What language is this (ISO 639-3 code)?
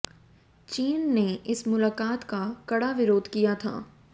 hin